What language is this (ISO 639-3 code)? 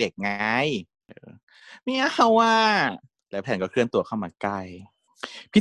tha